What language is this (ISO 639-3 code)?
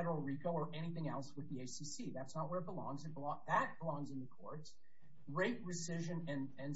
eng